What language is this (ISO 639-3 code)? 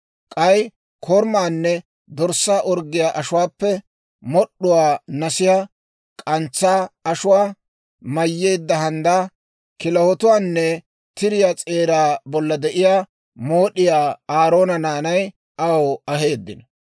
dwr